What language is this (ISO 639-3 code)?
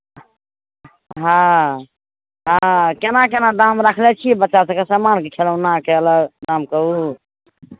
mai